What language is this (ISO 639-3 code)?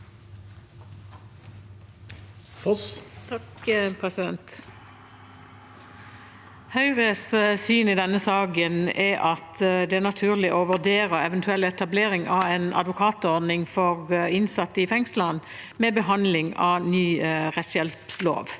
nor